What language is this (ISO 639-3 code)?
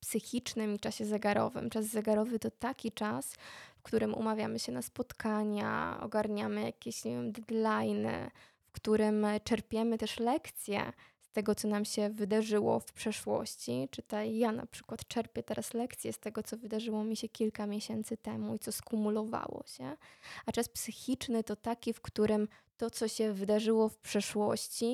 pol